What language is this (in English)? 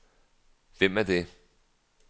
Danish